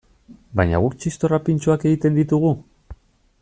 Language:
Basque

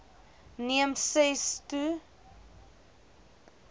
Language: Afrikaans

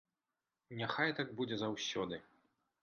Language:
Belarusian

